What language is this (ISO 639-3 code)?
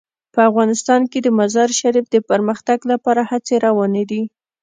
pus